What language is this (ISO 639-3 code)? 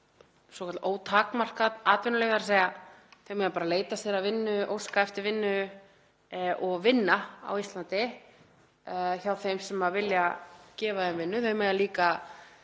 isl